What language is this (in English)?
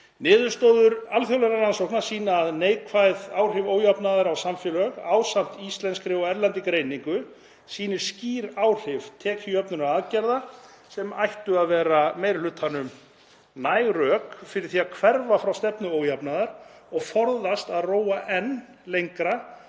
Icelandic